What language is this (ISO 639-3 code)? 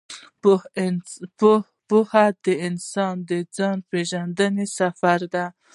pus